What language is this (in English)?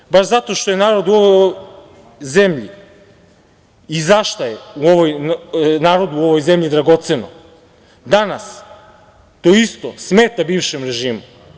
Serbian